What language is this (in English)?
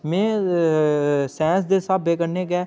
Dogri